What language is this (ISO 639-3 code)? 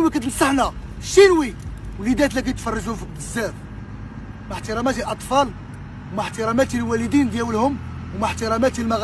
ara